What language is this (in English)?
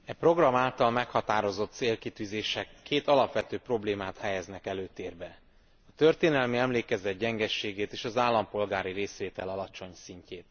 Hungarian